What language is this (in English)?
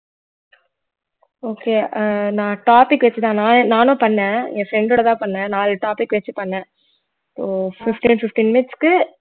Tamil